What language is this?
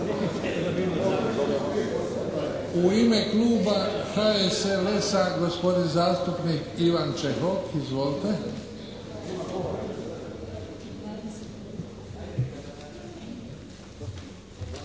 Croatian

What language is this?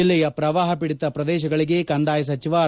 Kannada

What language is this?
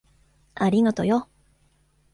Japanese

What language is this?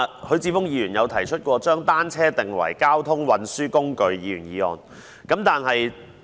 Cantonese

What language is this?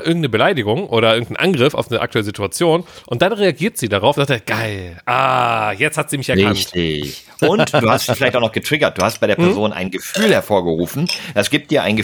German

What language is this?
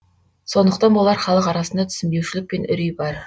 Kazakh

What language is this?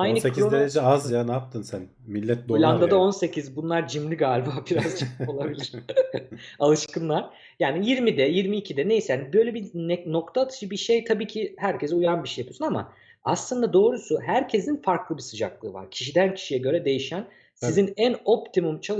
Turkish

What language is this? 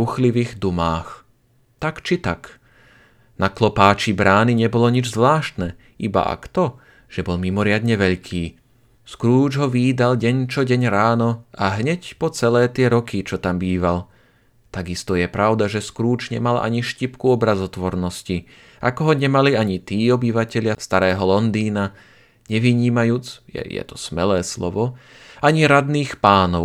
Slovak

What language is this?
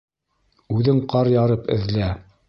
Bashkir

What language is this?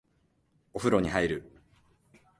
Japanese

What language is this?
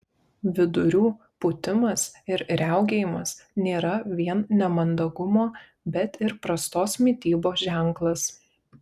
Lithuanian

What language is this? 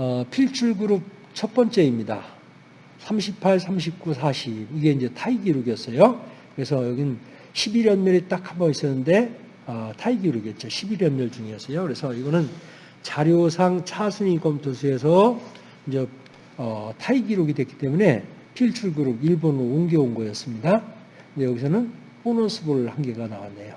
Korean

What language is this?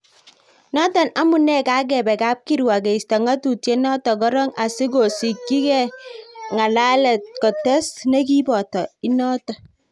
Kalenjin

